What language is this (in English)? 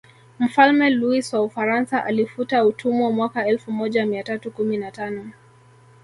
Swahili